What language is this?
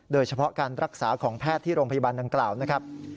Thai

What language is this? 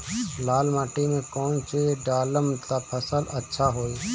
Bhojpuri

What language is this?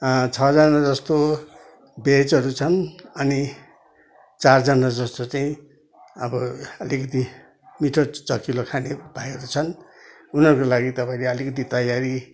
Nepali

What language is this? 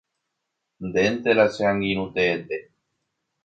Guarani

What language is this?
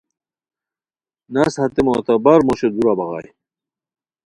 Khowar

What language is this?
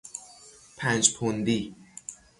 Persian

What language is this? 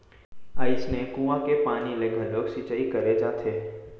Chhattisgarhi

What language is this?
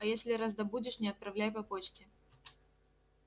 Russian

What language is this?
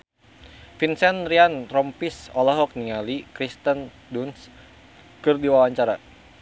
Sundanese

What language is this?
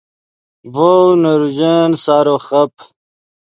Yidgha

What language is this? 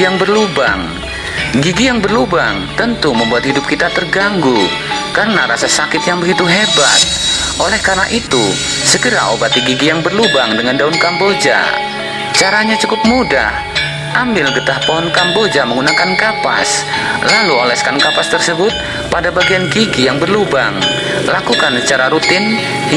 Indonesian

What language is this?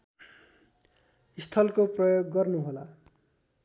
Nepali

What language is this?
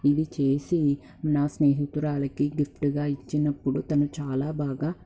Telugu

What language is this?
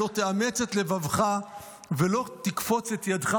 Hebrew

